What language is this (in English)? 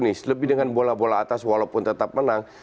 Indonesian